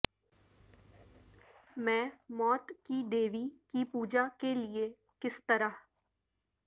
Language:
Urdu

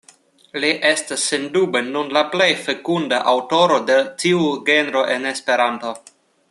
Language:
Esperanto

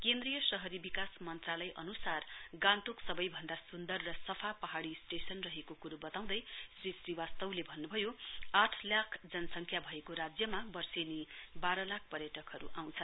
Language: Nepali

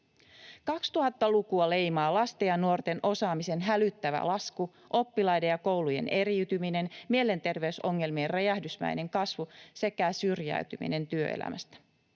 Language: Finnish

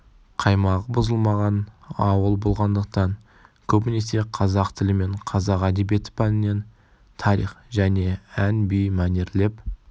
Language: Kazakh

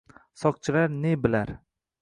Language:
Uzbek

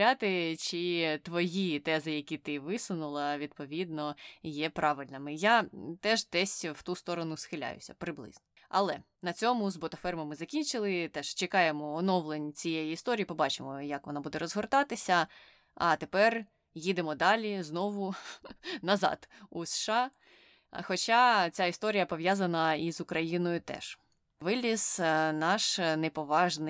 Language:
Ukrainian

